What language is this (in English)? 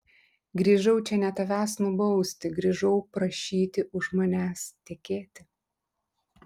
Lithuanian